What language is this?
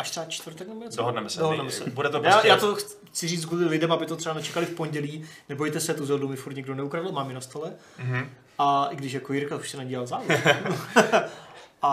Czech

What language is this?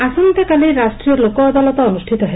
Odia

